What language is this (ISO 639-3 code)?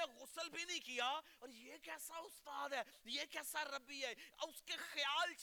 urd